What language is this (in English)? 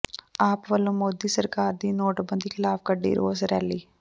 Punjabi